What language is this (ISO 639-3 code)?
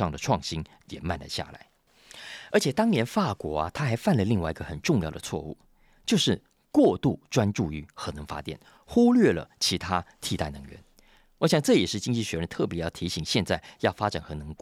zho